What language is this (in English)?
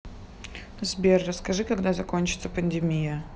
Russian